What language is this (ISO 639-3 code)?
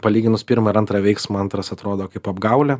lit